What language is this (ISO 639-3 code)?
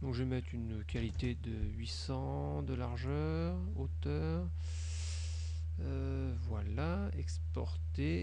fra